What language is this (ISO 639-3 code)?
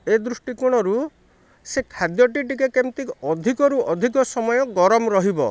ori